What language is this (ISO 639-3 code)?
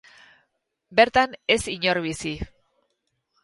eus